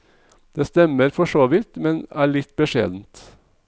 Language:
Norwegian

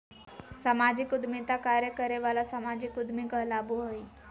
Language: Magahi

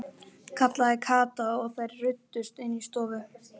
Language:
Icelandic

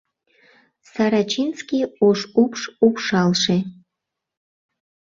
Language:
Mari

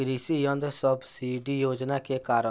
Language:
Bhojpuri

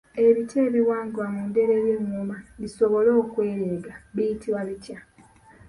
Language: Ganda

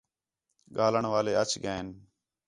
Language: Khetrani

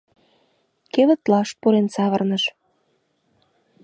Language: Mari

